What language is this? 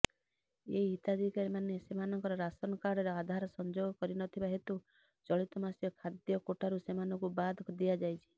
Odia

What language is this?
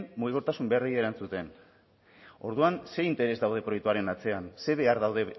Basque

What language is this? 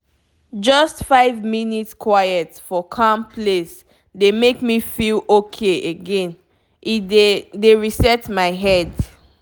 Nigerian Pidgin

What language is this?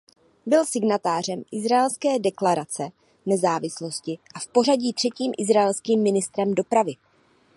Czech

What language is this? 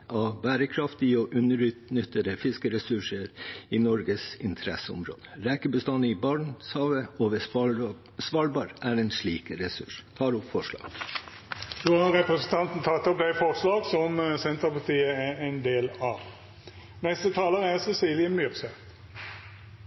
Norwegian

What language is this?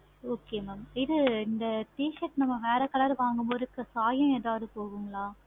Tamil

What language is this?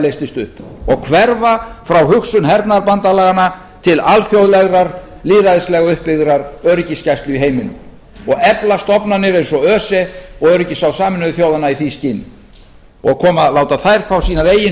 Icelandic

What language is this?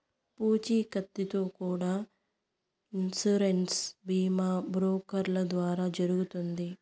Telugu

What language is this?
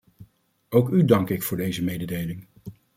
Dutch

